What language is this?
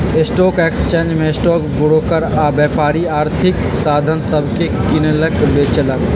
Magahi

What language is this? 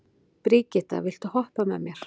Icelandic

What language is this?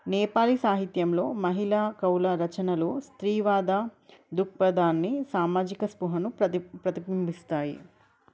Telugu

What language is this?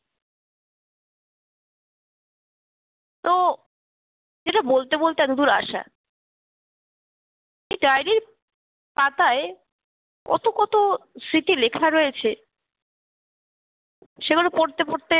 Bangla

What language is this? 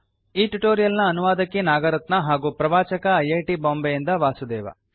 Kannada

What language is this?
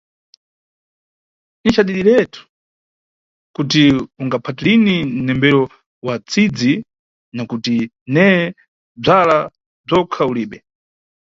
Nyungwe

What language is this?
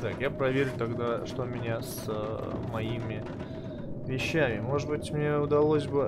Russian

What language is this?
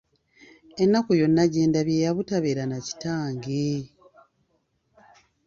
Ganda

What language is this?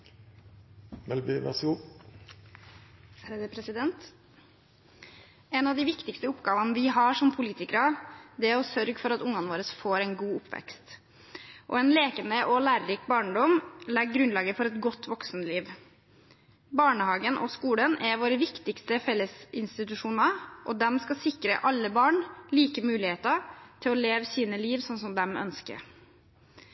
Norwegian Bokmål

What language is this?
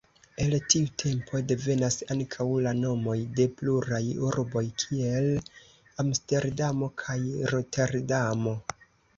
Esperanto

